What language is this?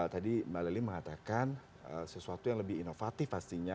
Indonesian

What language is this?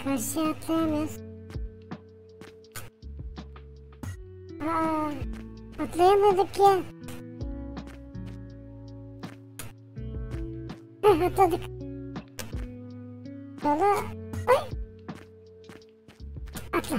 Turkish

